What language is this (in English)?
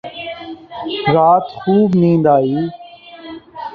Urdu